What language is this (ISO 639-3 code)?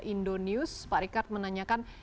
ind